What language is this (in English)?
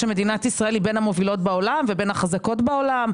Hebrew